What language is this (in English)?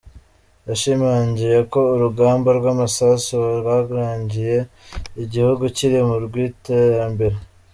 Kinyarwanda